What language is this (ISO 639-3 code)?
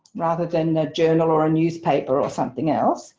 eng